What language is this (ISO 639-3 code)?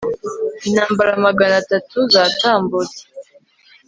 kin